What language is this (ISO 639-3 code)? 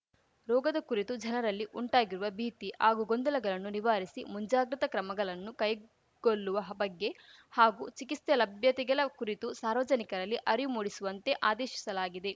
kan